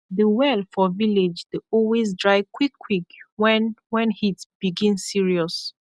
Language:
Nigerian Pidgin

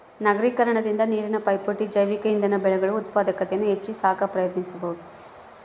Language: Kannada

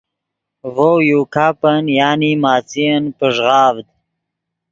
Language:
Yidgha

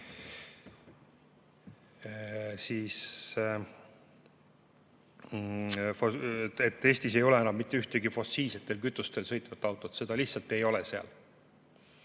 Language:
Estonian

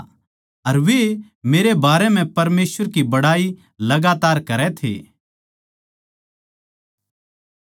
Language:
Haryanvi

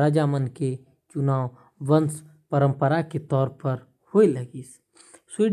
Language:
Korwa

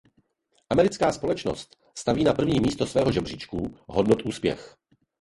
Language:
Czech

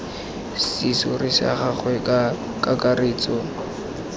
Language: Tswana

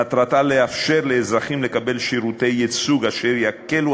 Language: Hebrew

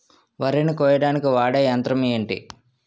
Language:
Telugu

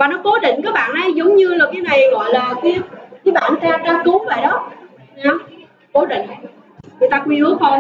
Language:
Vietnamese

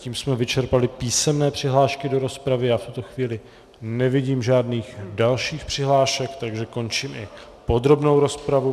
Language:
Czech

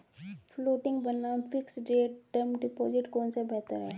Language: Hindi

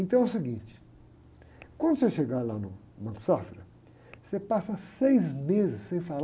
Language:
Portuguese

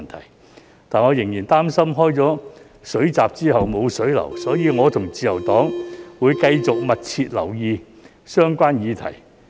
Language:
Cantonese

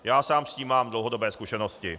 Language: Czech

